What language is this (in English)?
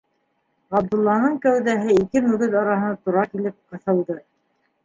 Bashkir